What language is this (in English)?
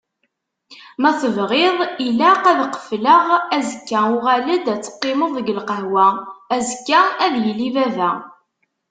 Kabyle